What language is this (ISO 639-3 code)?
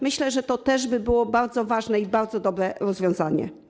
pol